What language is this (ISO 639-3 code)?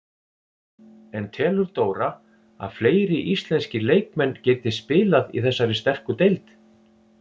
isl